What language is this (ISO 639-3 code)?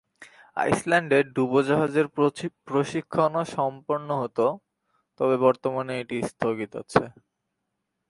ben